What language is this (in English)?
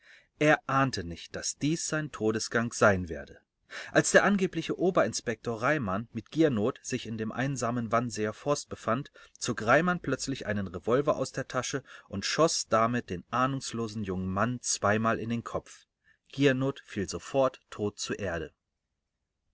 German